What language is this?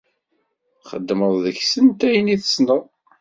Kabyle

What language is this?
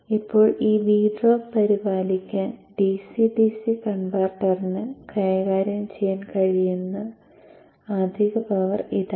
Malayalam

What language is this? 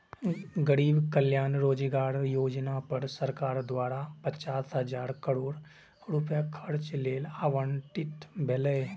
Maithili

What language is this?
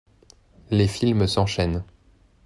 French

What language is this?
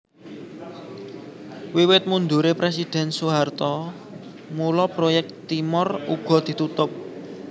Javanese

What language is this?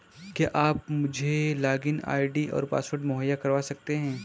Hindi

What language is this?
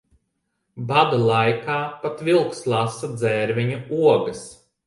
Latvian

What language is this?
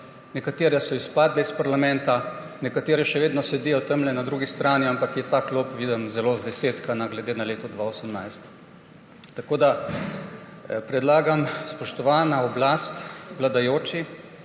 Slovenian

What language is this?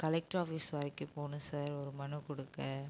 Tamil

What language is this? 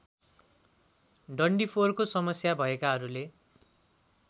Nepali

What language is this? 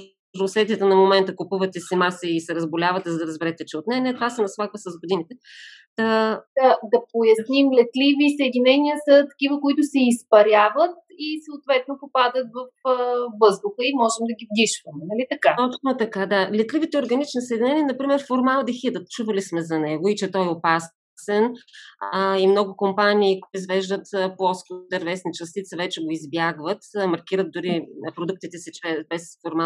Bulgarian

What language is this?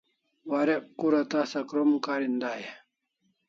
Kalasha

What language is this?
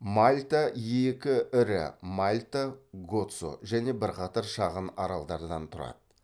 Kazakh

